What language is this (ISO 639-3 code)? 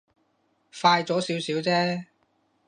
yue